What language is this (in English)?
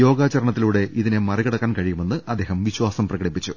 Malayalam